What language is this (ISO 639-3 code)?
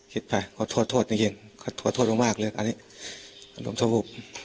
tha